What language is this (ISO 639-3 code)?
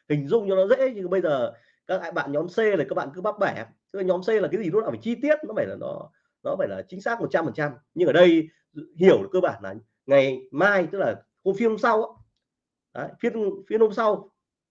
vie